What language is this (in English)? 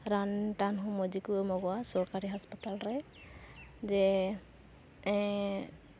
Santali